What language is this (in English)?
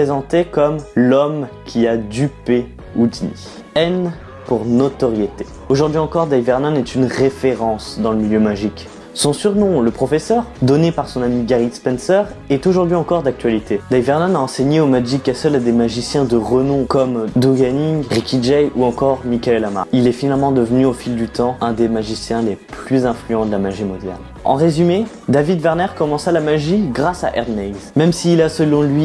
French